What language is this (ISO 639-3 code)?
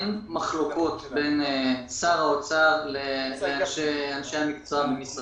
heb